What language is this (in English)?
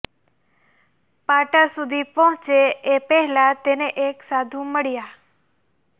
Gujarati